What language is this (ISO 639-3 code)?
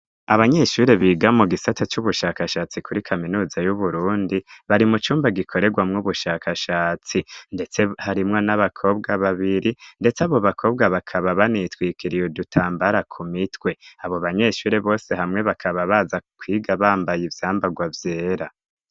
run